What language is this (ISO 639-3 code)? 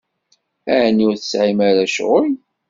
kab